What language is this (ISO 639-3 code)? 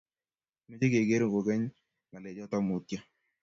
kln